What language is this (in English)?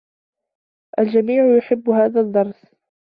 Arabic